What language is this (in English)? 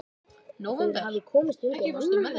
Icelandic